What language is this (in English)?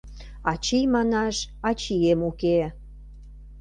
Mari